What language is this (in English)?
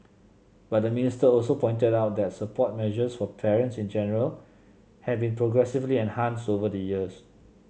English